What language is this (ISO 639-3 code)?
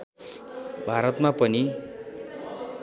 nep